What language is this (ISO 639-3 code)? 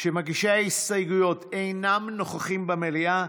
heb